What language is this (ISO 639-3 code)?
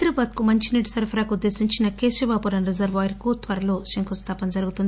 tel